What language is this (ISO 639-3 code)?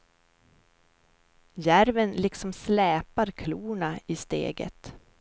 swe